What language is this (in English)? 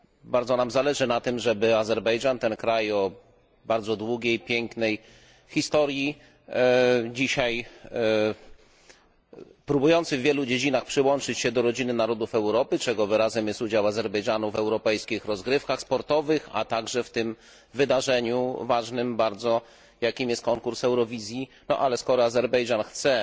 Polish